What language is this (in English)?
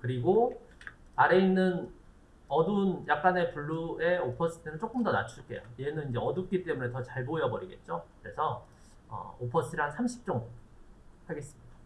Korean